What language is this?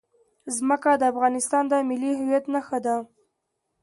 Pashto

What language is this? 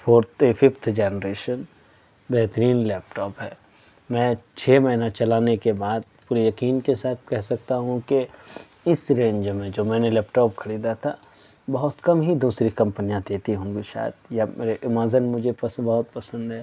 Urdu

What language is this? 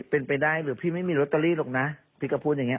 Thai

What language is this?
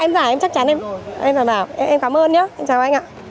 Vietnamese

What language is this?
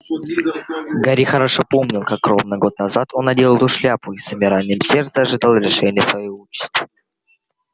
Russian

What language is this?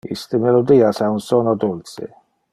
Interlingua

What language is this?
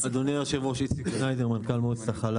Hebrew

